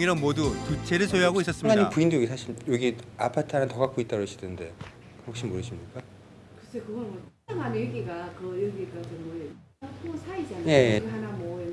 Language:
Korean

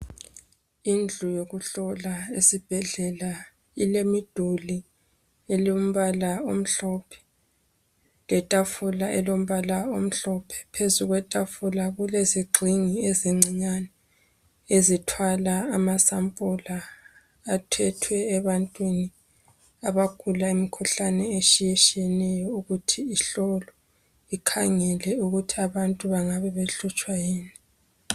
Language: North Ndebele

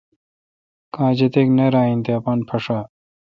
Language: Kalkoti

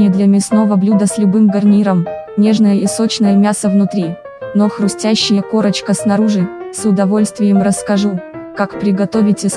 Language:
Russian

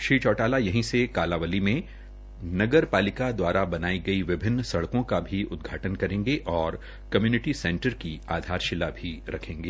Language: Hindi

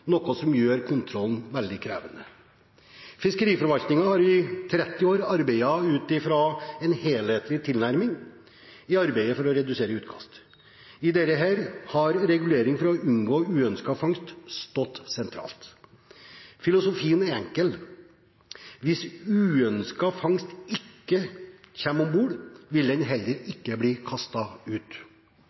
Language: Norwegian Bokmål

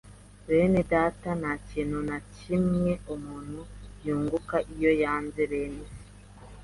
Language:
Kinyarwanda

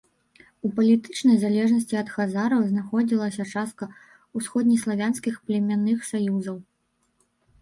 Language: Belarusian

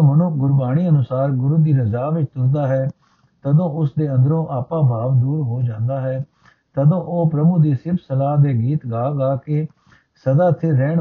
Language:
Punjabi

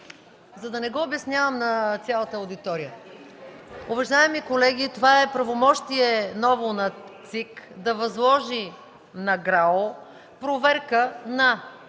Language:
Bulgarian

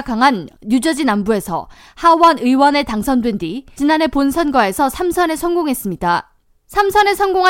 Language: Korean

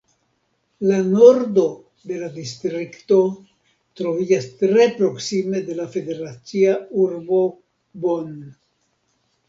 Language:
Esperanto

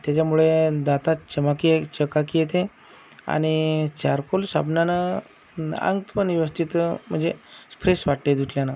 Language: Marathi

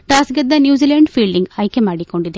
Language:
Kannada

